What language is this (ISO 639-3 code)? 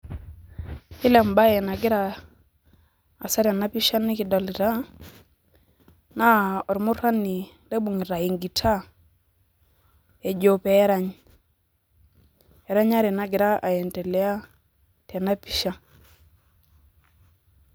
mas